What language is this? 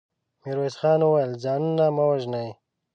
Pashto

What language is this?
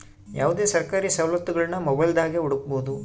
Kannada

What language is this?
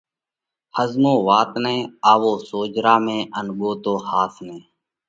Parkari Koli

